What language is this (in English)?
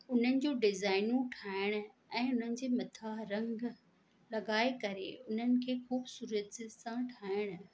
Sindhi